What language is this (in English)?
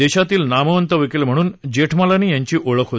Marathi